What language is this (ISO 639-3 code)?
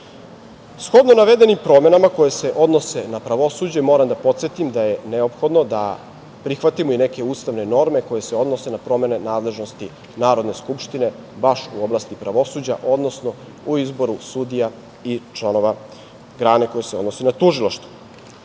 srp